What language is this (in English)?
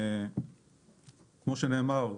Hebrew